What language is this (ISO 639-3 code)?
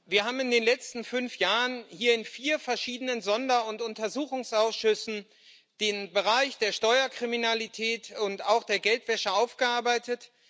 deu